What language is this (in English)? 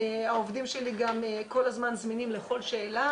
Hebrew